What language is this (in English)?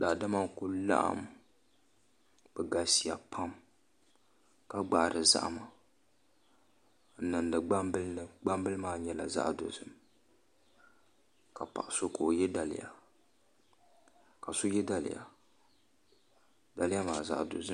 Dagbani